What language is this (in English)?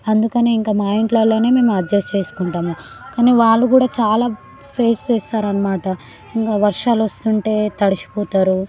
Telugu